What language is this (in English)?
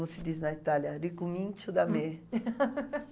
Portuguese